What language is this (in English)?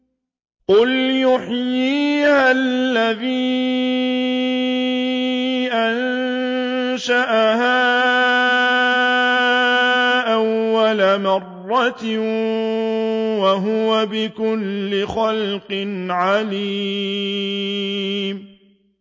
Arabic